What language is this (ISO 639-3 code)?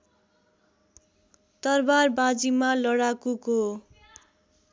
nep